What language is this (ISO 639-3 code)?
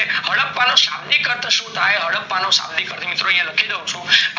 guj